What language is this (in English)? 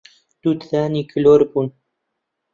Central Kurdish